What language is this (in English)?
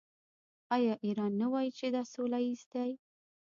Pashto